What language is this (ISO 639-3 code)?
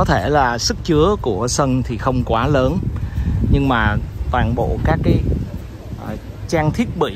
vie